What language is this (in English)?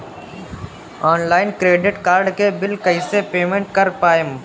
Bhojpuri